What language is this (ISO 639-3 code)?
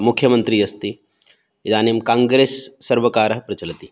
san